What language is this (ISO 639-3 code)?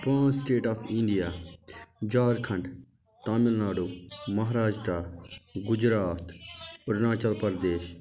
kas